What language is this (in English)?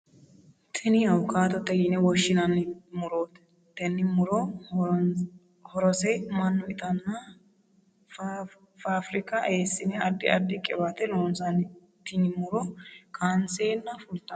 Sidamo